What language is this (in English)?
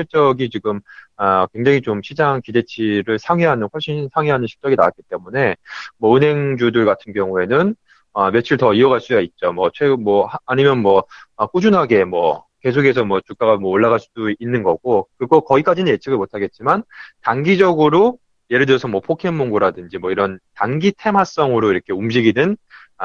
Korean